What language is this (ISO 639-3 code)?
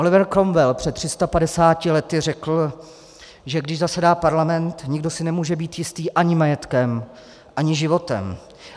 ces